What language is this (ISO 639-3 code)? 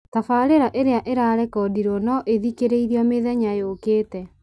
kik